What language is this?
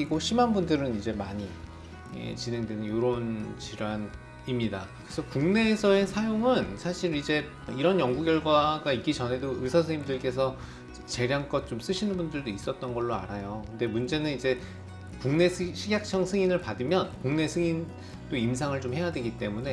Korean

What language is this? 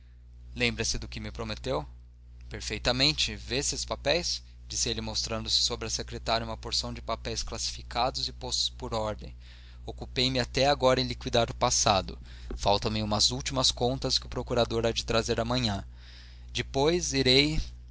Portuguese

